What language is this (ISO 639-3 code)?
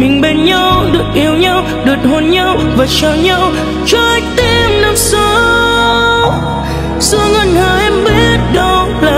vie